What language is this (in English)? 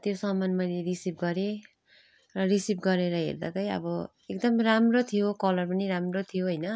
Nepali